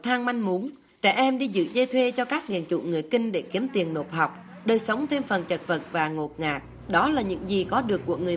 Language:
Vietnamese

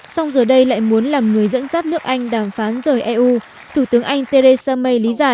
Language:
Vietnamese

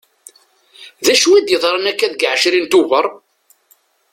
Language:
Kabyle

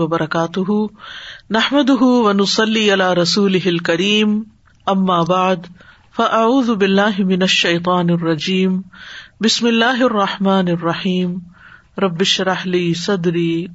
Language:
Urdu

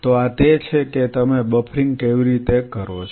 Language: Gujarati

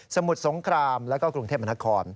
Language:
Thai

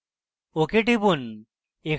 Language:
Bangla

